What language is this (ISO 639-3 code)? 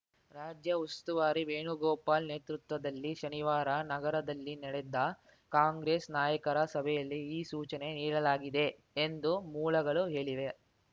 kan